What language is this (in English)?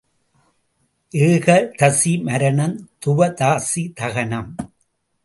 Tamil